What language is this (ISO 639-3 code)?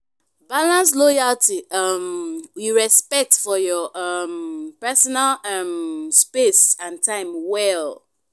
pcm